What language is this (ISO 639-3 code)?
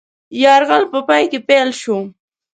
pus